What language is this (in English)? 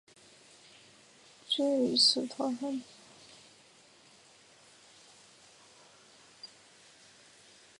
Chinese